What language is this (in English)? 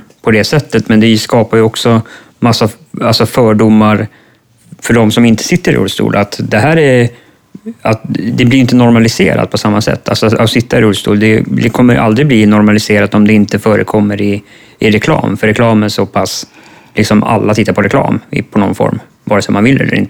Swedish